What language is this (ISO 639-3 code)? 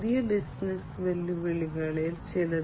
mal